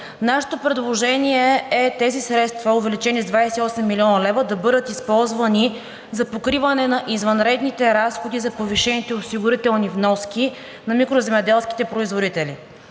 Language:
Bulgarian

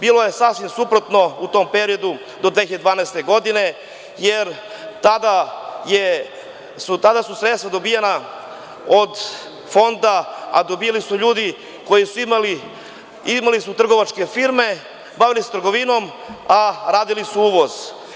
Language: Serbian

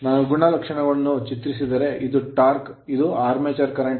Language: Kannada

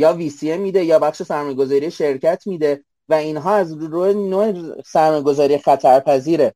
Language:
Persian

